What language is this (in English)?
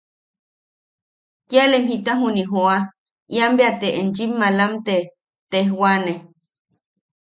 Yaqui